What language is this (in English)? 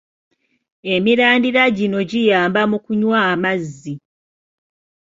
Ganda